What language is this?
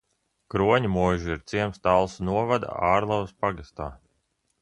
Latvian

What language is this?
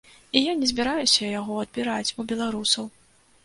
Belarusian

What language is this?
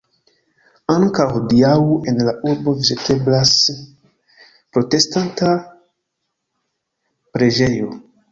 Esperanto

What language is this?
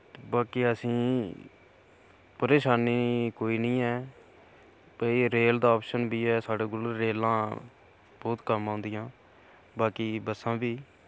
Dogri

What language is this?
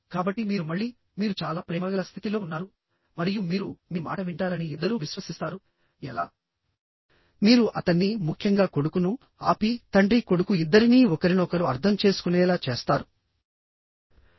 Telugu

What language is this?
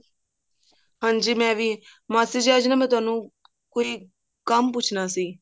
Punjabi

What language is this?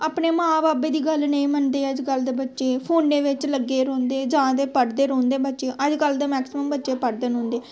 Dogri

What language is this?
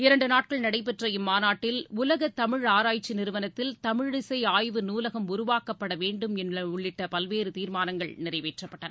Tamil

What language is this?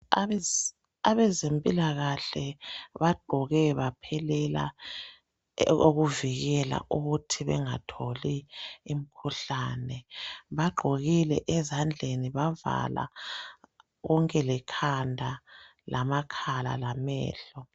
North Ndebele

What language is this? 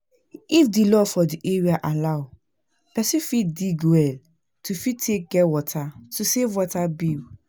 Nigerian Pidgin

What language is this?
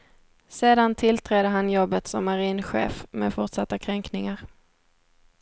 Swedish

